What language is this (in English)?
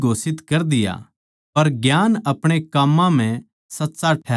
Haryanvi